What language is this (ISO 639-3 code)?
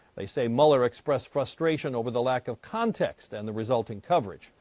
eng